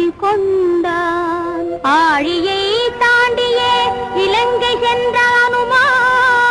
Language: Thai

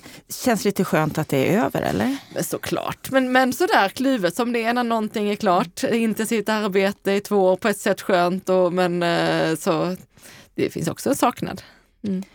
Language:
Swedish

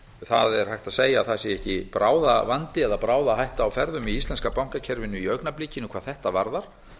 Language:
Icelandic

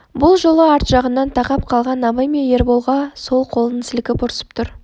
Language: Kazakh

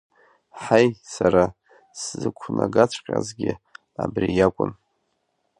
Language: Abkhazian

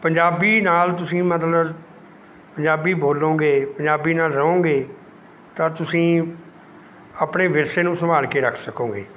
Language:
Punjabi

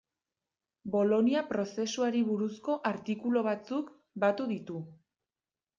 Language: Basque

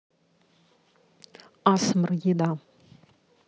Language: Russian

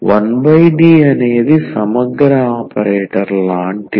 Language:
Telugu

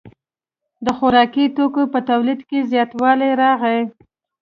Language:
Pashto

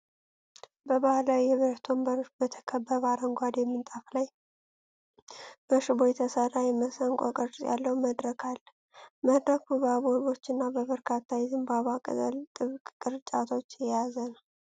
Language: Amharic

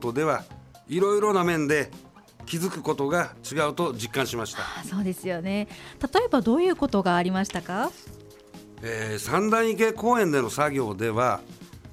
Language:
Japanese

